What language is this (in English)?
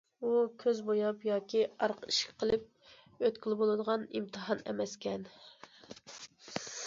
Uyghur